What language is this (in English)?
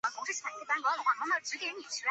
Chinese